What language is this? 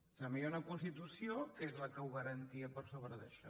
Catalan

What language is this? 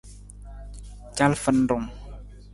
Nawdm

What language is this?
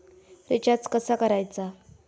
Marathi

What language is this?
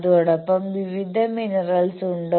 Malayalam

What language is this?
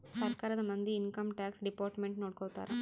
Kannada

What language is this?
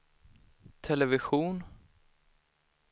Swedish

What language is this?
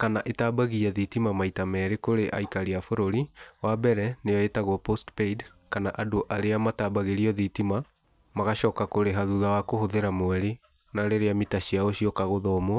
Kikuyu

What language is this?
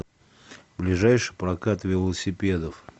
Russian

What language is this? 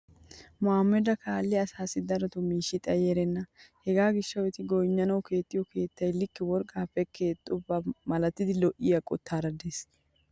Wolaytta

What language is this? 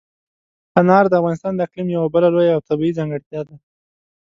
Pashto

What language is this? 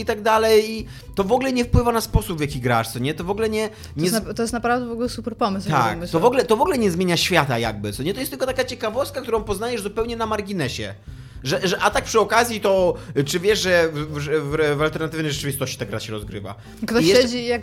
Polish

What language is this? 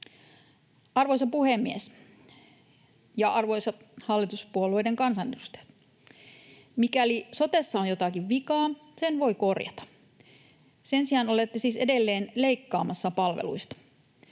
Finnish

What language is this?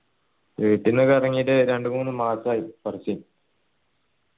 Malayalam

